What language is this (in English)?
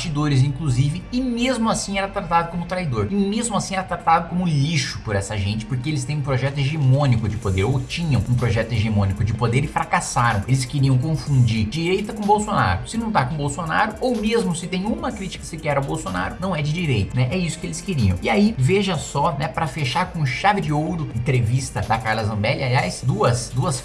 Portuguese